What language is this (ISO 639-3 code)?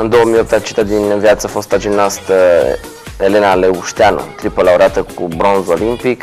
ron